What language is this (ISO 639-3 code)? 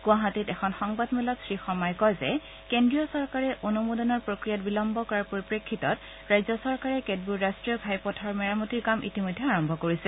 asm